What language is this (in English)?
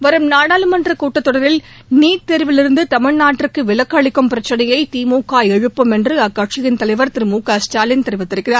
Tamil